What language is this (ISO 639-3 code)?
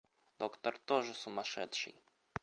rus